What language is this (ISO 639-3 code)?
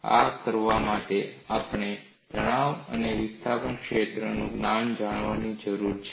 guj